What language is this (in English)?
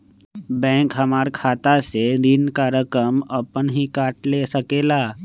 Magahi